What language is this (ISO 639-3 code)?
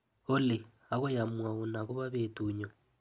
kln